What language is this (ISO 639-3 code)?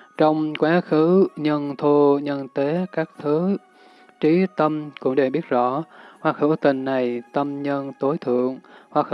vie